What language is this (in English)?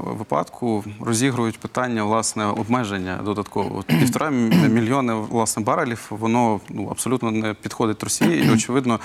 Ukrainian